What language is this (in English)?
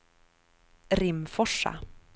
Swedish